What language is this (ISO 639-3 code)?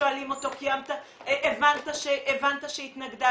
heb